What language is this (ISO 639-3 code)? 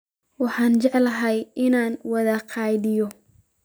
som